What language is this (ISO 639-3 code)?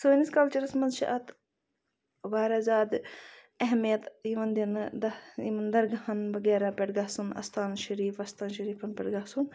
kas